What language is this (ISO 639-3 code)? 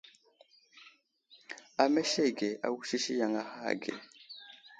udl